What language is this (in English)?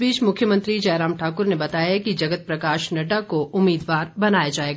Hindi